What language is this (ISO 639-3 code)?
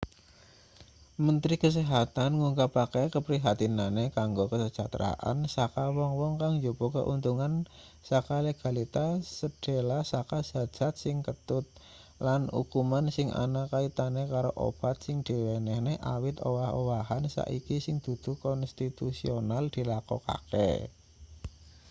jav